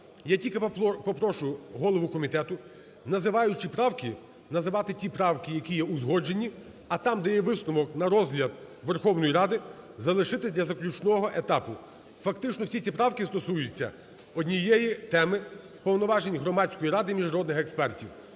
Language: Ukrainian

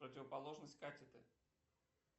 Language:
Russian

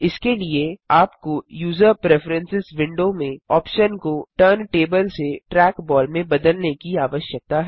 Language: Hindi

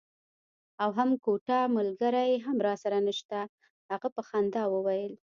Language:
Pashto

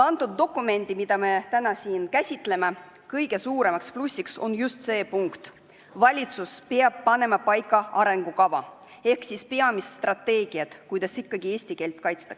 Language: Estonian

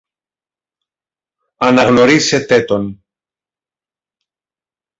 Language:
Greek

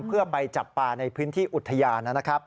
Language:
Thai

